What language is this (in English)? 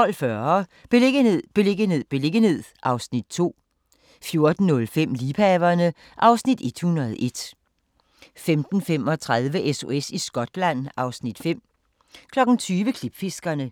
Danish